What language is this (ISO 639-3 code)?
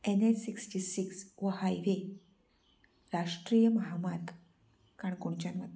kok